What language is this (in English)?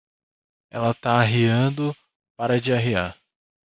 Portuguese